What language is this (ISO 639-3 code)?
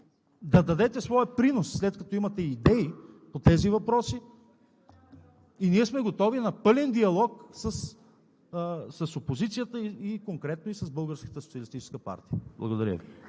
bul